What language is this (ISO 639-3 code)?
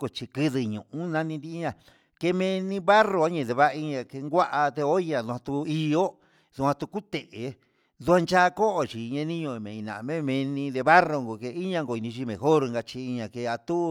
mxs